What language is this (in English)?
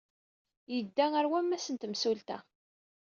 Kabyle